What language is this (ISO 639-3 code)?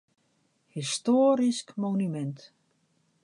fry